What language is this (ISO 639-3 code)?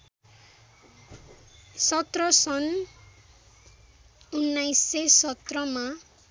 nep